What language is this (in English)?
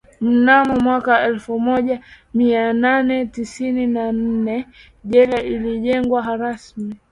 Swahili